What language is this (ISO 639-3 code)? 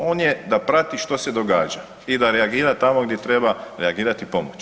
hrv